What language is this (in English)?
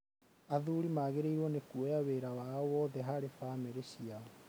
Kikuyu